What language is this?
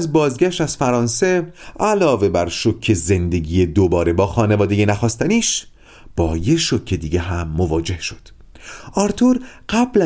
Persian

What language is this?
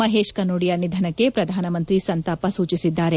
Kannada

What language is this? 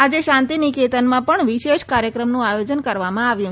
Gujarati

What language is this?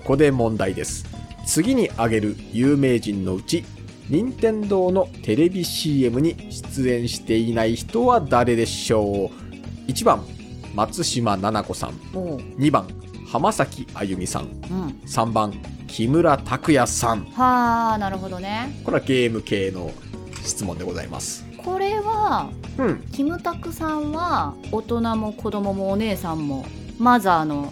Japanese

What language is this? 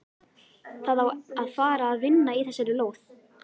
Icelandic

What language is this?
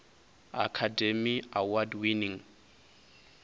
Venda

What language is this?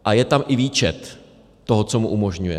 Czech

